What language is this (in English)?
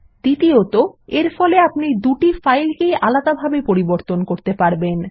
Bangla